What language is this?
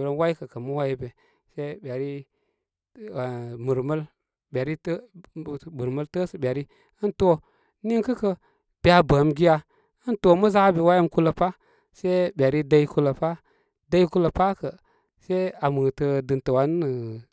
Koma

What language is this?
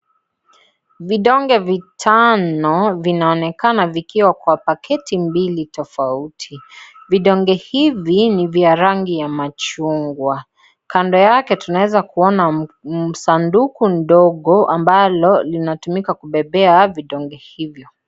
Swahili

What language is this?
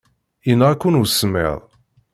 Kabyle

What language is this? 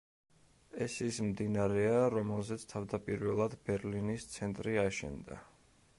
Georgian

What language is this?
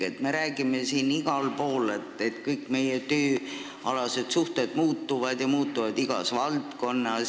Estonian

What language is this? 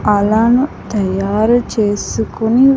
Telugu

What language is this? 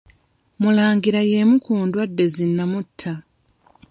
Ganda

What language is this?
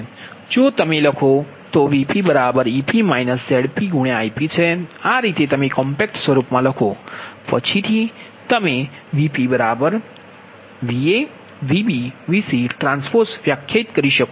Gujarati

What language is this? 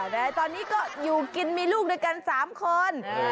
Thai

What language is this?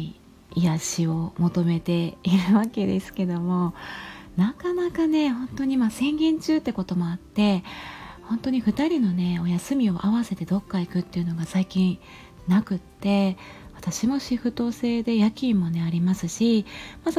Japanese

